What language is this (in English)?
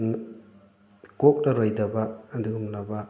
Manipuri